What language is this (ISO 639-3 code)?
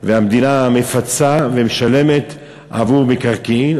heb